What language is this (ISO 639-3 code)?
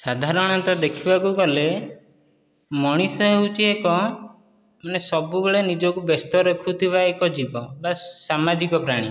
ori